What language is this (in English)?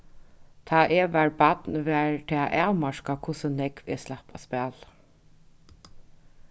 Faroese